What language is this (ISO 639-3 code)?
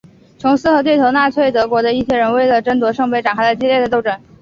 zho